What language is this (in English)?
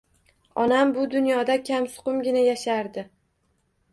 Uzbek